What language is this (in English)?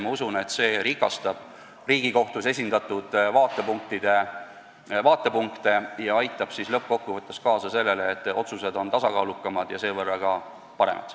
Estonian